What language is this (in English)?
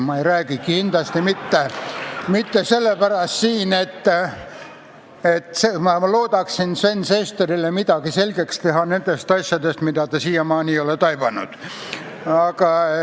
Estonian